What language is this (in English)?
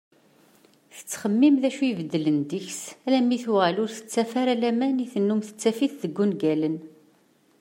Kabyle